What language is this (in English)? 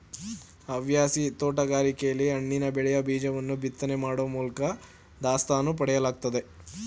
Kannada